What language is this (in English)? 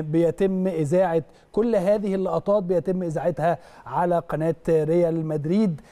Arabic